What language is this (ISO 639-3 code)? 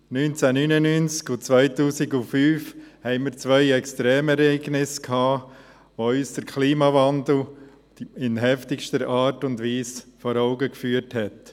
gsw